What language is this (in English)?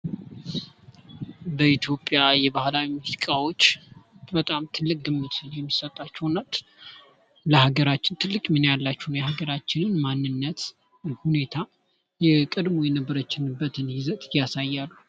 Amharic